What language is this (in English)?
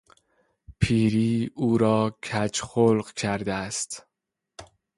Persian